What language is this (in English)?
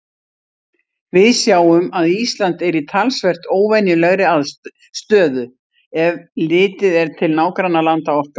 Icelandic